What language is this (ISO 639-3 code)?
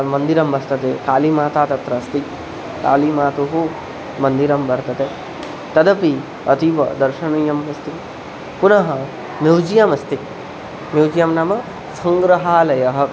san